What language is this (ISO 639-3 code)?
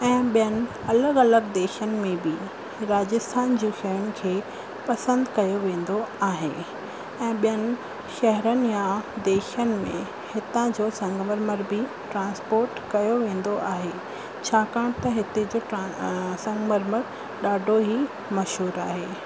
snd